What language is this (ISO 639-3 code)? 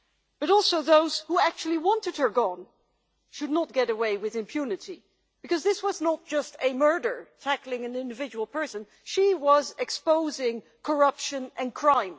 eng